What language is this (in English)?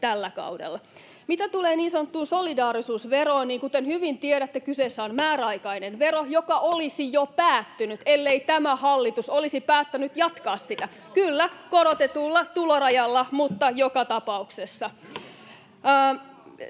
Finnish